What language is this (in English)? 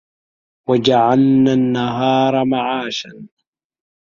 Arabic